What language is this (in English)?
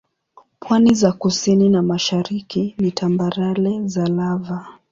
Swahili